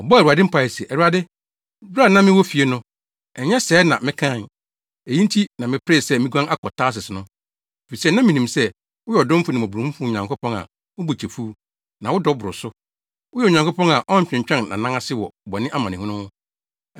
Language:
Akan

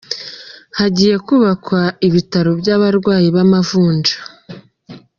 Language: Kinyarwanda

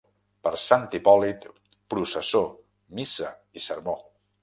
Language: Catalan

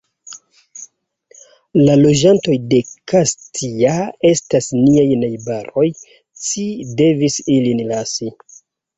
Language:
Esperanto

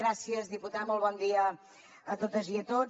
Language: Catalan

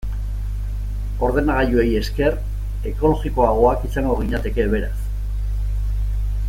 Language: Basque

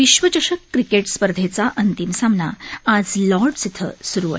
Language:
Marathi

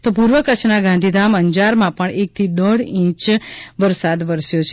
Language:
Gujarati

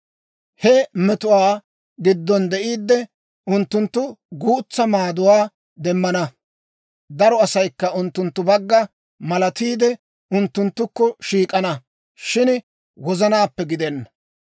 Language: Dawro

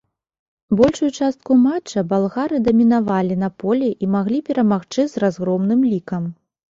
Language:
Belarusian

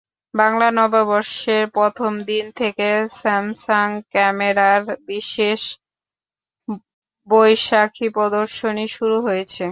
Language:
Bangla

